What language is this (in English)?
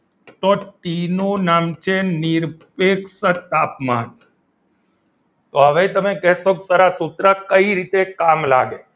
Gujarati